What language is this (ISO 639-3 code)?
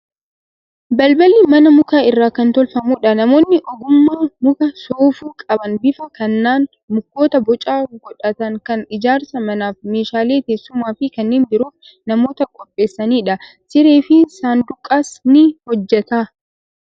orm